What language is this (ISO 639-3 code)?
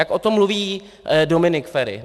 ces